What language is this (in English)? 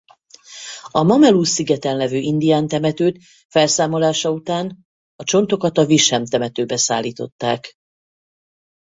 Hungarian